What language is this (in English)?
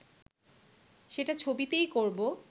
Bangla